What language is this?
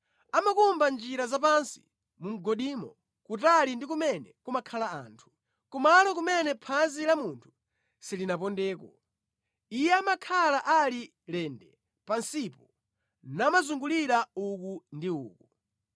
Nyanja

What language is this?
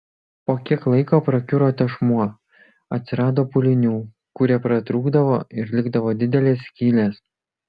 Lithuanian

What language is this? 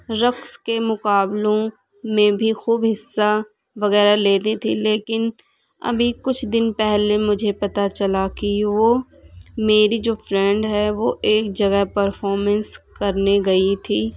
Urdu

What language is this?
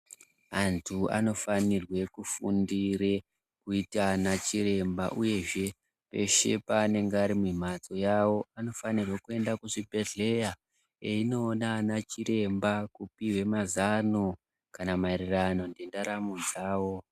Ndau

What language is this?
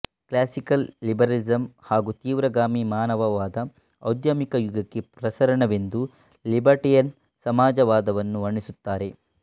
Kannada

